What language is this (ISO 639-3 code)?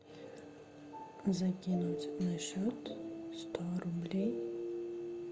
rus